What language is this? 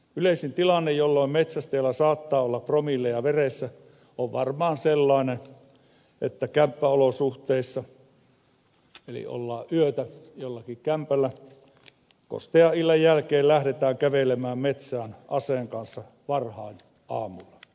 Finnish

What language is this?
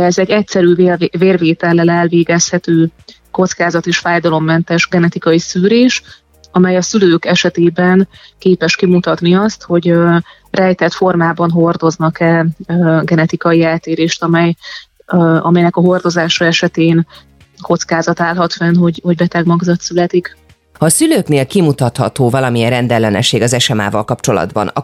Hungarian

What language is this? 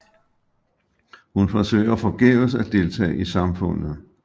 Danish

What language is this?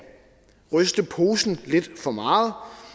Danish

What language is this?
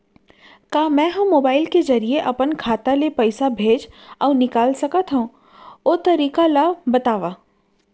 Chhattisgarhi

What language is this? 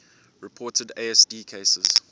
English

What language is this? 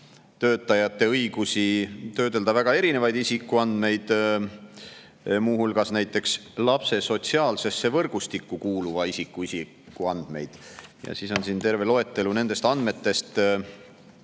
Estonian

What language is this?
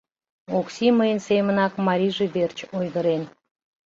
Mari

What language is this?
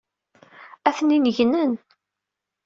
Kabyle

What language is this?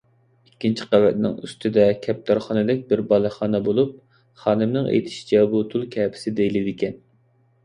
Uyghur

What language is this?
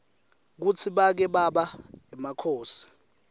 Swati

